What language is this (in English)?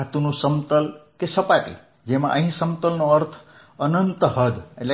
Gujarati